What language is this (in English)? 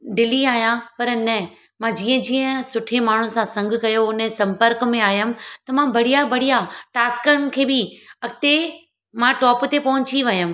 Sindhi